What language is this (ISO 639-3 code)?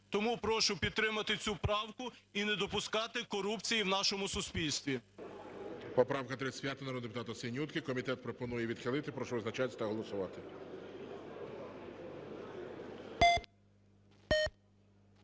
ukr